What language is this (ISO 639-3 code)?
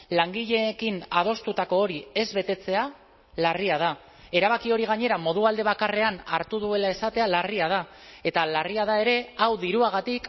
eus